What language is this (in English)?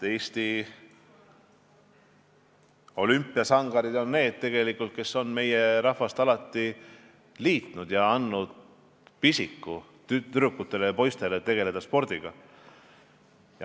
Estonian